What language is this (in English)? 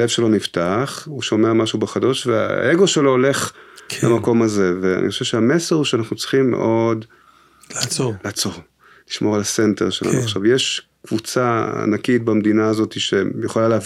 Hebrew